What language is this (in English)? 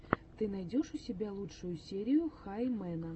Russian